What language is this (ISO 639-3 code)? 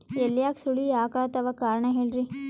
kan